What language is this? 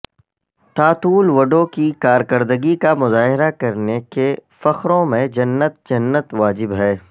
Urdu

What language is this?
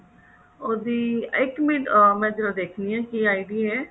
Punjabi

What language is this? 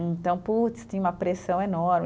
Portuguese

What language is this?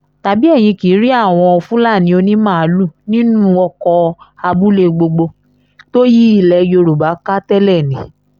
Yoruba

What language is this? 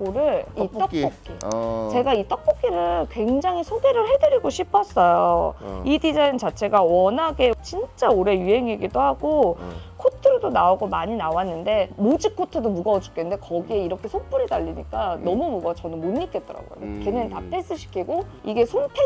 Korean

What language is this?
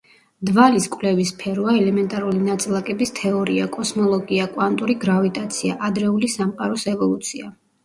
Georgian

